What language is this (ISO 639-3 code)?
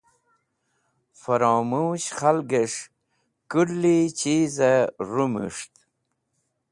wbl